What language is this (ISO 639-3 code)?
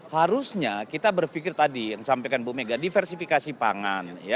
ind